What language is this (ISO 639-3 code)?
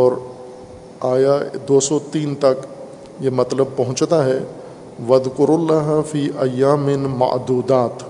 urd